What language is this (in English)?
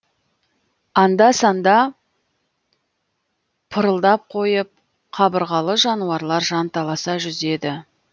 Kazakh